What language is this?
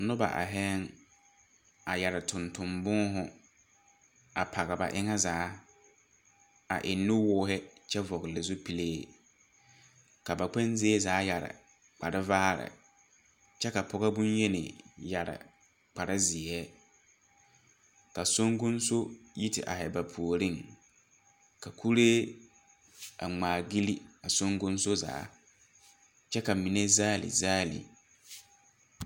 Southern Dagaare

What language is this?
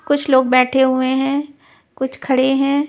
Hindi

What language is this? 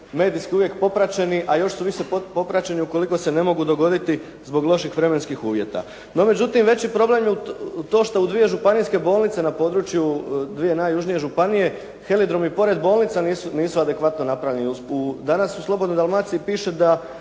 Croatian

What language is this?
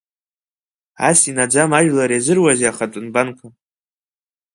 Abkhazian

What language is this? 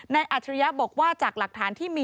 Thai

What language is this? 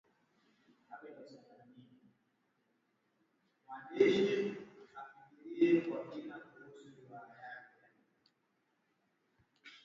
Swahili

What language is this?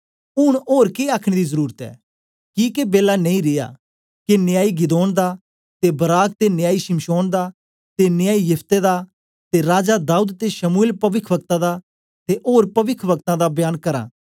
Dogri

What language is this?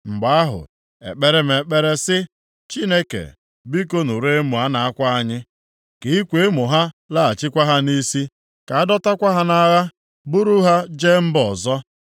Igbo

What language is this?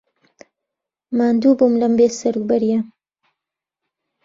Central Kurdish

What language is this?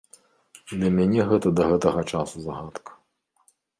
Belarusian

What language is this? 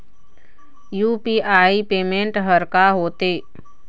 Chhattisgarhi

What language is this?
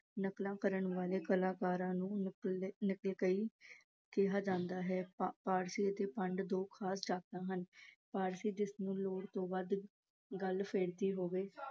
Punjabi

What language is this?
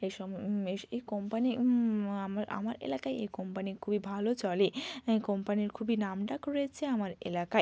Bangla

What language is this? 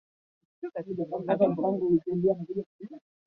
Swahili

